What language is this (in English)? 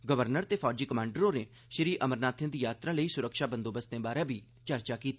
Dogri